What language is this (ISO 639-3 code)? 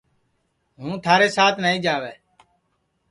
ssi